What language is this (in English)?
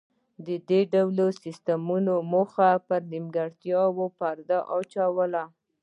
Pashto